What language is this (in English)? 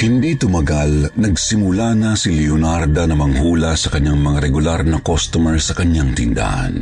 Filipino